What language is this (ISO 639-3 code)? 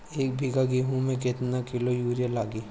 bho